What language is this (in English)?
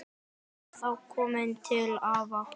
Icelandic